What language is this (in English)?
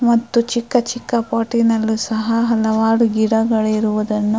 Kannada